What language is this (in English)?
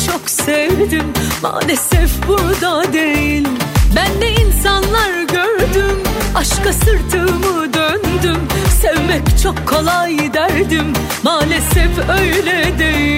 Turkish